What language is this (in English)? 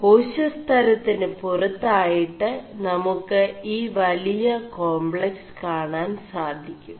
Malayalam